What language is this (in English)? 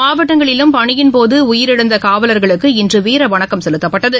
Tamil